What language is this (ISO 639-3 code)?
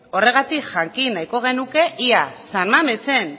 eus